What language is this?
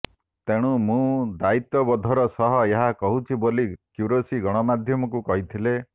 Odia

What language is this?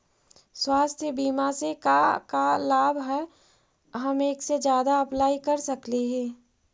Magahi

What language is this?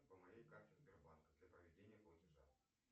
Russian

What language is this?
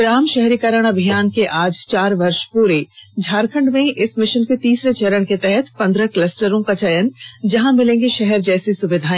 Hindi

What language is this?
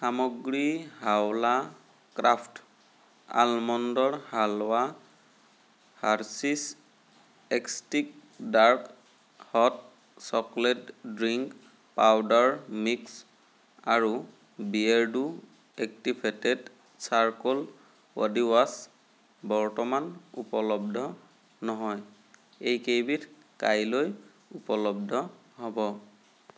Assamese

